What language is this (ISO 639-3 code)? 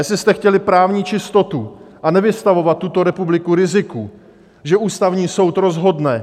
ces